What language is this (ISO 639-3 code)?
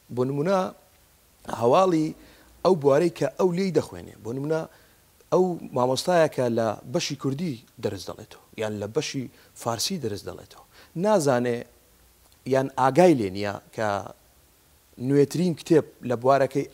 ara